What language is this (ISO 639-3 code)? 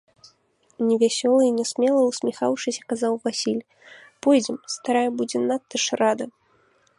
bel